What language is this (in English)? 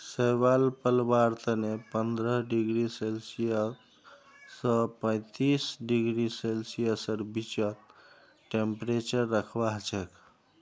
Magahi